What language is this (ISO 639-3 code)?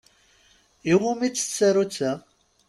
kab